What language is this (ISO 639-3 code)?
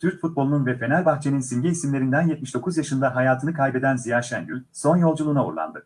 tur